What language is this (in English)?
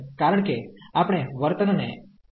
Gujarati